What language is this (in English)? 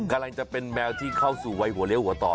Thai